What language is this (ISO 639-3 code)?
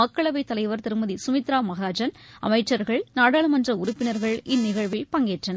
tam